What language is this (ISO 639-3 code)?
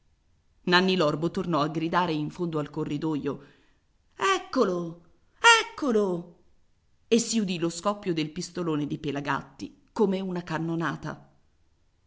ita